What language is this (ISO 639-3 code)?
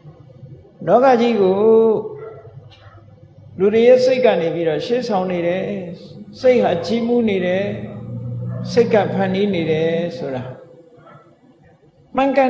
ind